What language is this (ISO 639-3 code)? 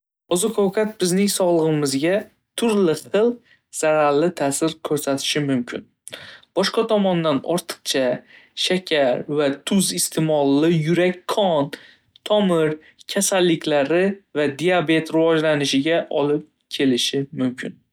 uzb